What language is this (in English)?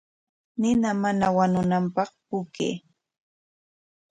Corongo Ancash Quechua